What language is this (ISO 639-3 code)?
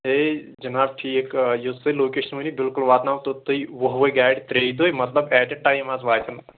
kas